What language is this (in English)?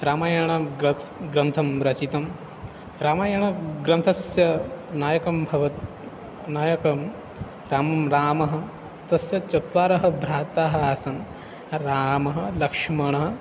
Sanskrit